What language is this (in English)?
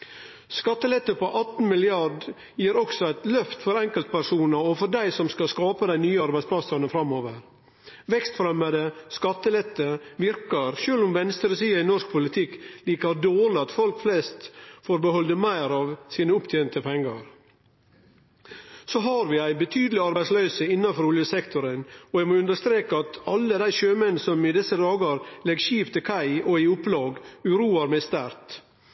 Norwegian Nynorsk